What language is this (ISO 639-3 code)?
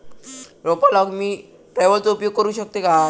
mar